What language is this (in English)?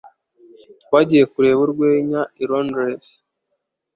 Kinyarwanda